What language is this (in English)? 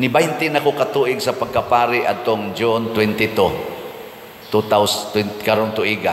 Filipino